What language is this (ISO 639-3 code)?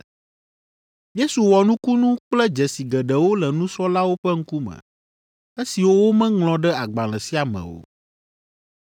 ewe